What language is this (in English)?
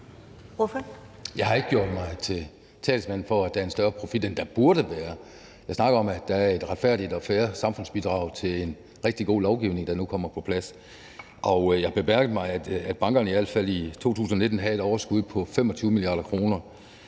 Danish